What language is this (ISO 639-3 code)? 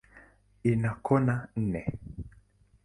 swa